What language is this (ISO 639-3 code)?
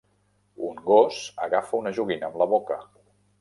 cat